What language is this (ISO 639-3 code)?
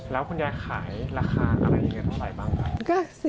tha